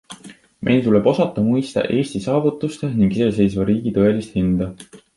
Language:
Estonian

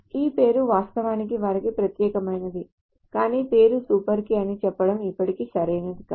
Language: Telugu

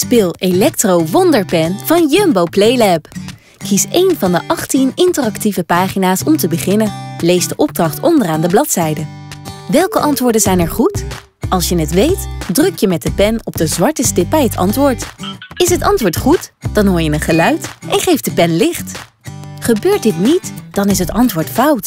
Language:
Dutch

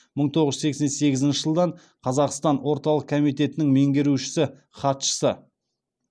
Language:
Kazakh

